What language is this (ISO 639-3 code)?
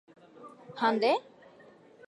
grn